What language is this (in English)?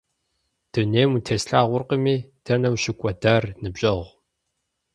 Kabardian